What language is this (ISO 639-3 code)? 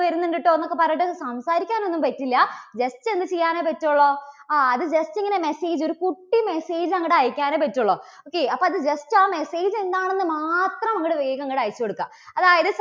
mal